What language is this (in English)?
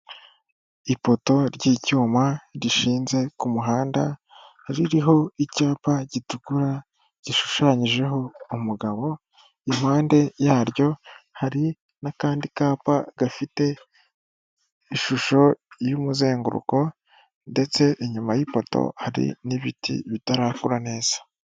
Kinyarwanda